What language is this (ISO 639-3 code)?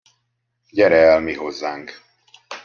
hun